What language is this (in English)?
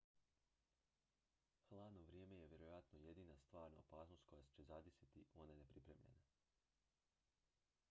Croatian